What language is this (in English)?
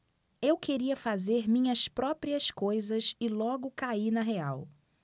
Portuguese